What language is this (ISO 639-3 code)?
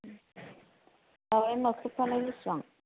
brx